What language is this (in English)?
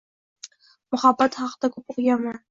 Uzbek